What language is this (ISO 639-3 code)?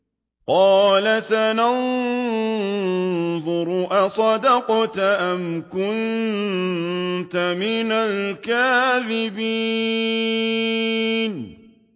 ara